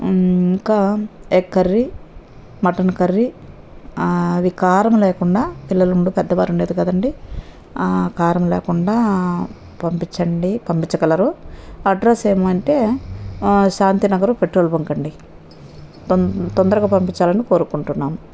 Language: Telugu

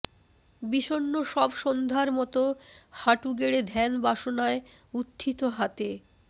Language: Bangla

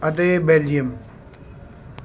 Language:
Punjabi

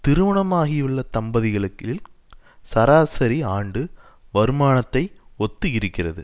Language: Tamil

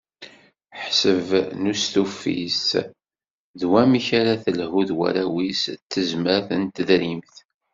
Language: Kabyle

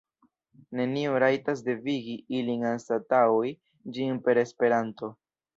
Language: Esperanto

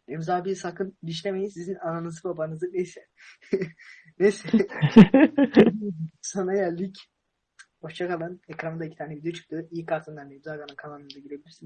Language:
Turkish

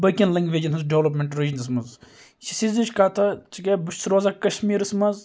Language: Kashmiri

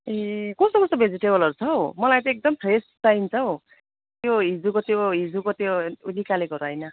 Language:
Nepali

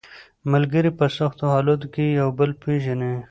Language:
Pashto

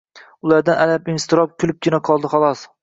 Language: Uzbek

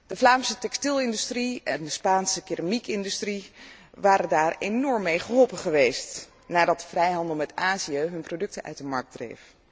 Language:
Dutch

